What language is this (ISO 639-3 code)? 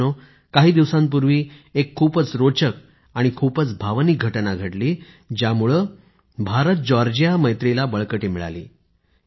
mar